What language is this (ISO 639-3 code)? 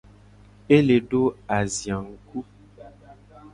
gej